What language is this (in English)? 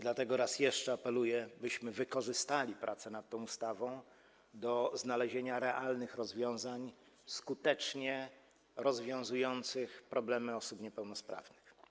Polish